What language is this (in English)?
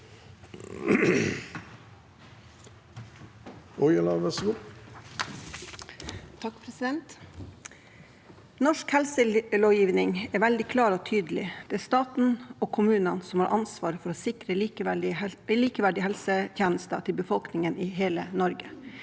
Norwegian